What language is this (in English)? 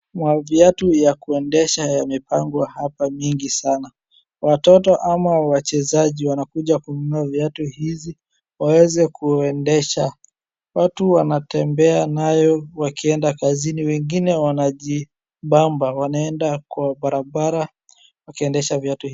Swahili